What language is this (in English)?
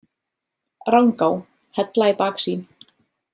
Icelandic